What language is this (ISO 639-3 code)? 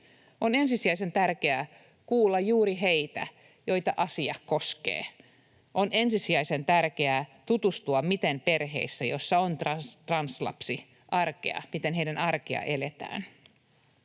fin